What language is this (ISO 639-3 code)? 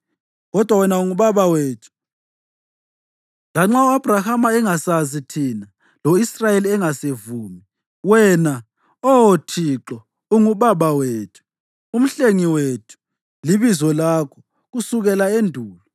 nde